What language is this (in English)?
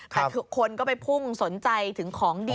Thai